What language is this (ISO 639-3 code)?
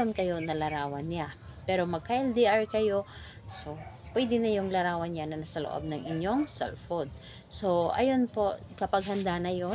fil